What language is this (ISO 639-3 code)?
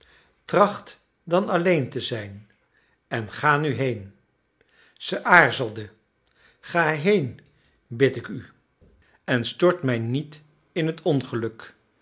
nld